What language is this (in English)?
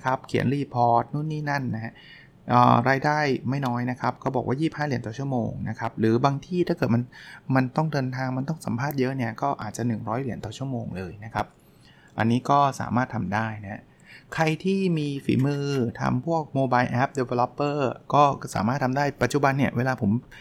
Thai